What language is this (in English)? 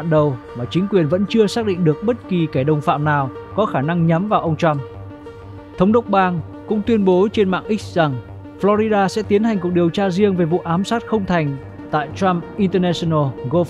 Vietnamese